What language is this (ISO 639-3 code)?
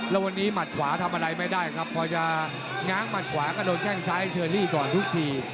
tha